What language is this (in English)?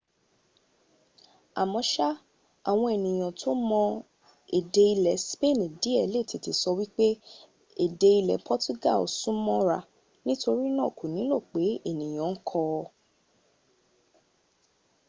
Yoruba